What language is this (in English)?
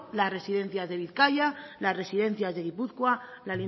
Spanish